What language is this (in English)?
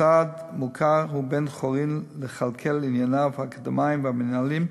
Hebrew